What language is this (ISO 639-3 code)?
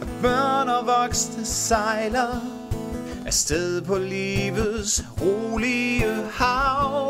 dan